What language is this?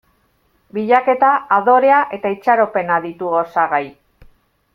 Basque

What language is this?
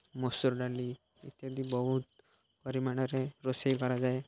Odia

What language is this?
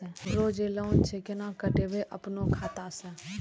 Maithili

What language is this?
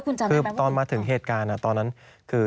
Thai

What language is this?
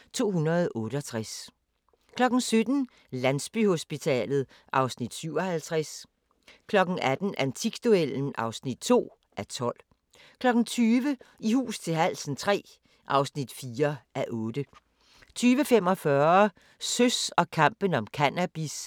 Danish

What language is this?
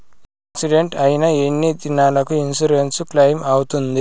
Telugu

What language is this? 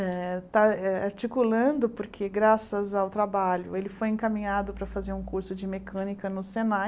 Portuguese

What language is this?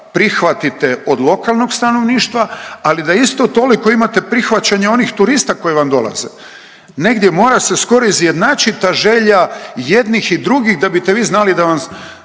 Croatian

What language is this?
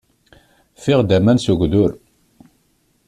Kabyle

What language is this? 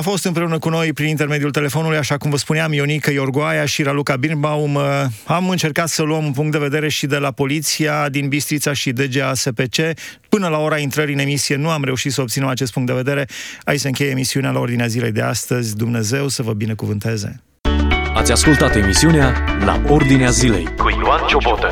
Romanian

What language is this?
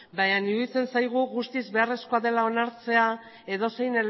Basque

